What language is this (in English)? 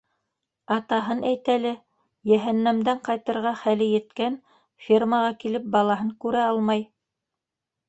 Bashkir